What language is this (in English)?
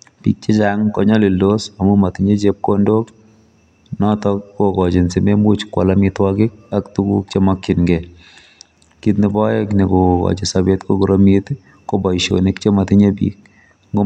Kalenjin